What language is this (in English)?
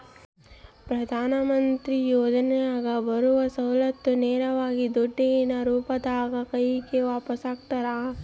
Kannada